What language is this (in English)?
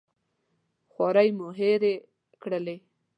Pashto